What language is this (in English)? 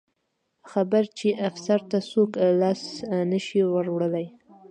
Pashto